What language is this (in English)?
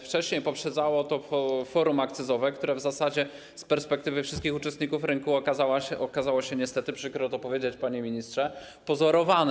Polish